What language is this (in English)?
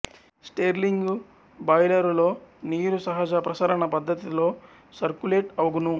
Telugu